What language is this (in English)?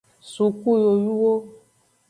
Aja (Benin)